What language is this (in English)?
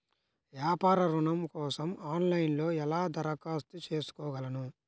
Telugu